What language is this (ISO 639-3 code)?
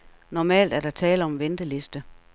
dan